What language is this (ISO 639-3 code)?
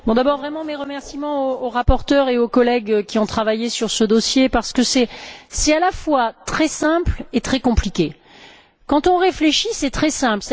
fra